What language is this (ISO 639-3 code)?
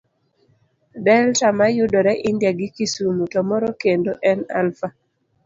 luo